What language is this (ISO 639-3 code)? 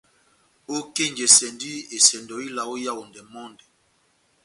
bnm